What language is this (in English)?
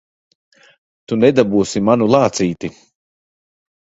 Latvian